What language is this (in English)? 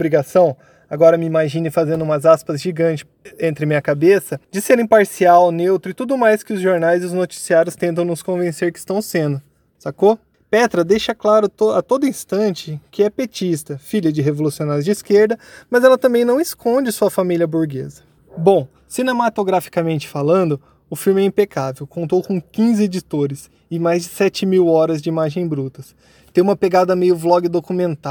Portuguese